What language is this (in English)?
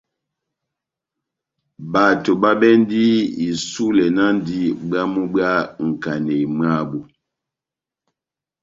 Batanga